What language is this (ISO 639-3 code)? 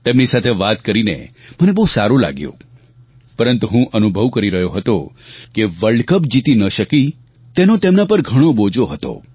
guj